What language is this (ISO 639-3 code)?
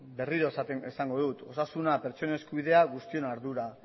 eus